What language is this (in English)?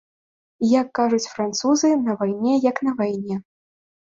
Belarusian